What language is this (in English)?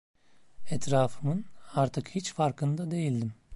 Turkish